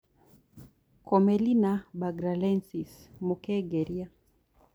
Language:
Kikuyu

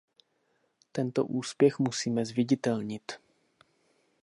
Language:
Czech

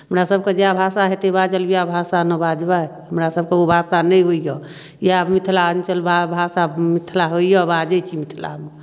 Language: Maithili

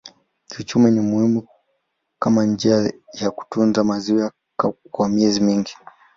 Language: Swahili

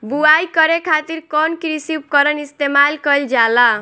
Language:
Bhojpuri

